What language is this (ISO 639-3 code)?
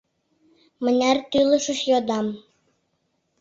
chm